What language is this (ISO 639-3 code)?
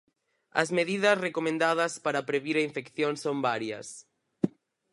glg